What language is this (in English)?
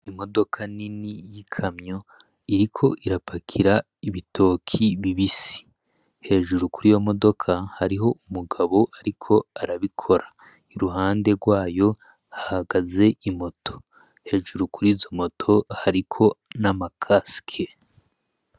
Rundi